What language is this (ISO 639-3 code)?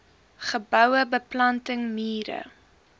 afr